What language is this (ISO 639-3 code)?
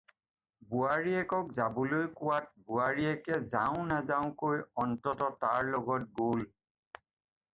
asm